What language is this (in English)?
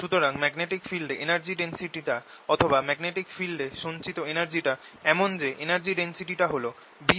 Bangla